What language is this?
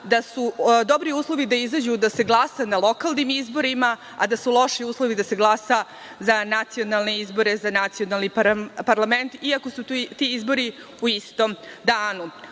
Serbian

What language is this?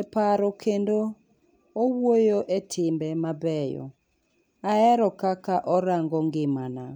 Luo (Kenya and Tanzania)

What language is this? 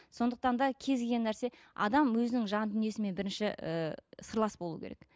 Kazakh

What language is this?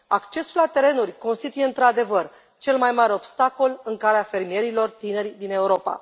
Romanian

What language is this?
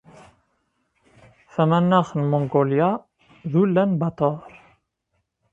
Kabyle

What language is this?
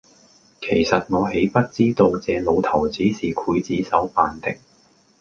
Cantonese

